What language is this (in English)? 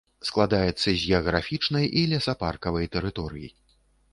Belarusian